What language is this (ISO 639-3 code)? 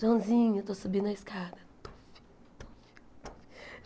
por